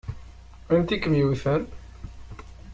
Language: Kabyle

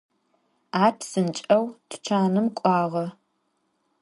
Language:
Adyghe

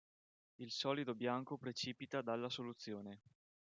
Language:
Italian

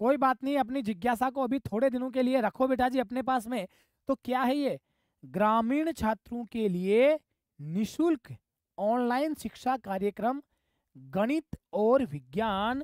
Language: Hindi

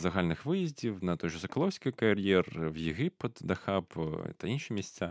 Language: Ukrainian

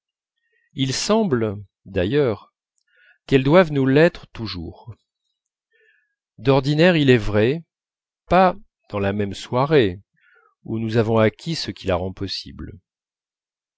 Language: French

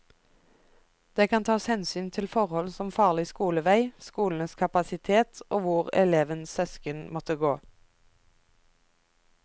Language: Norwegian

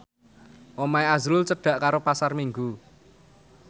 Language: Javanese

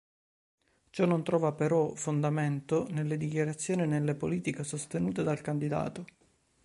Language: Italian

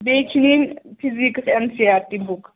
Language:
Kashmiri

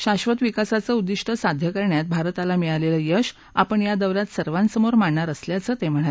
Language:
Marathi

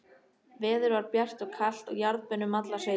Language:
Icelandic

